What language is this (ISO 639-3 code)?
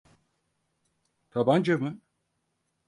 tur